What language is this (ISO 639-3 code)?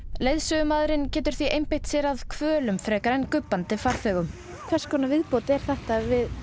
isl